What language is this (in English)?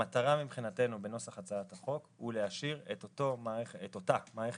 Hebrew